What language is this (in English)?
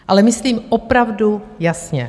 Czech